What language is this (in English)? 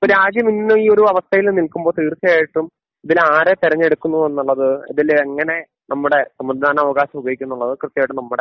Malayalam